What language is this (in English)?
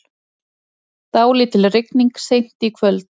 Icelandic